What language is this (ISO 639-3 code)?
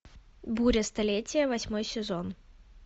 rus